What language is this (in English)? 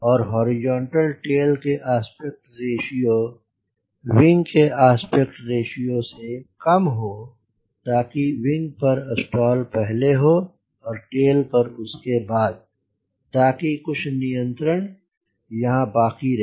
Hindi